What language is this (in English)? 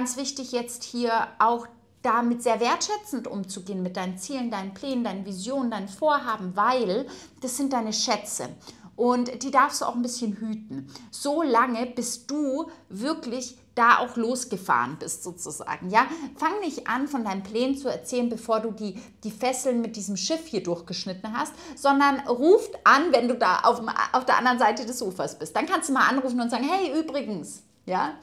German